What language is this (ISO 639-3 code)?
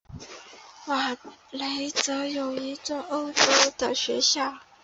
zho